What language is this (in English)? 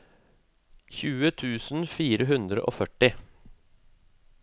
Norwegian